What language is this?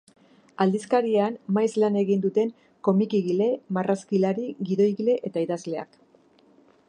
Basque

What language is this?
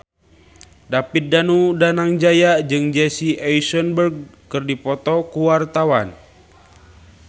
Sundanese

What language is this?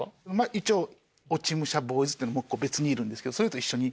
Japanese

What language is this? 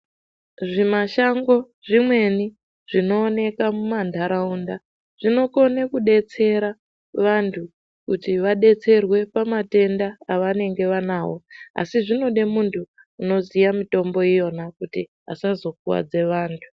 Ndau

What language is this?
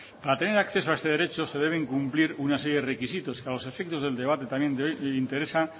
Spanish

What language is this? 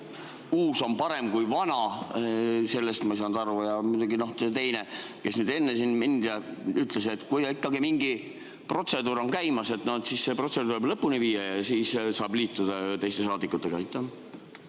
Estonian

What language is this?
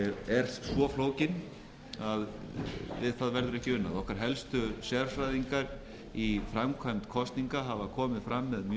Icelandic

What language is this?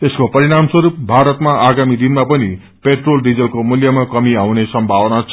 Nepali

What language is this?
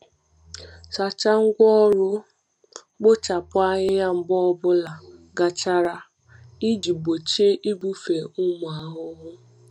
Igbo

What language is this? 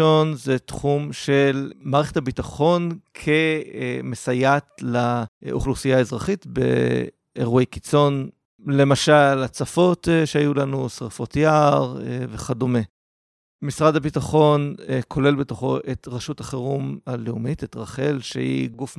Hebrew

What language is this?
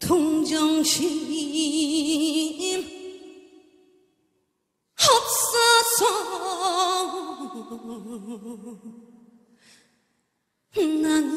Korean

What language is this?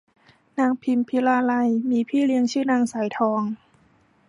Thai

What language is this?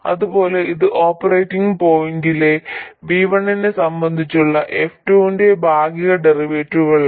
Malayalam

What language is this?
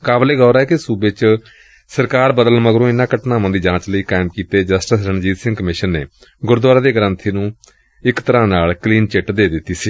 Punjabi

